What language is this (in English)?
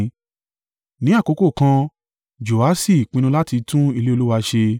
Yoruba